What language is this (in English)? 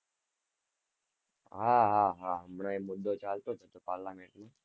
Gujarati